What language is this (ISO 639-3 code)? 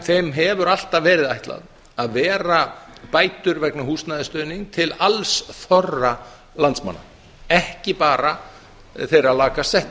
isl